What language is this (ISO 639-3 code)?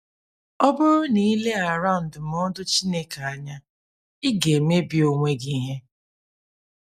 ibo